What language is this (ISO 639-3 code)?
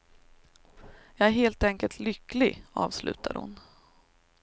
swe